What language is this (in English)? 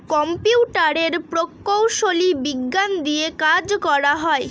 Bangla